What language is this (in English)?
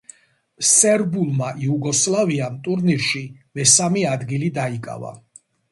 Georgian